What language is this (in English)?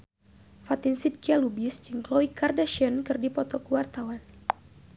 Sundanese